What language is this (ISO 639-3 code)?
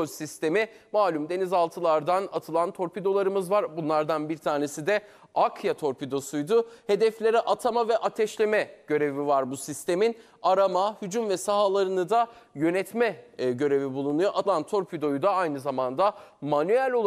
tur